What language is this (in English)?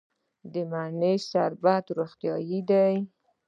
Pashto